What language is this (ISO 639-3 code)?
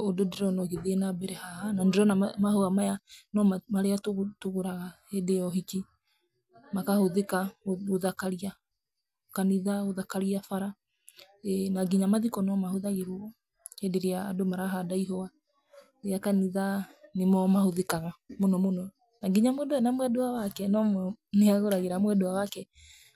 kik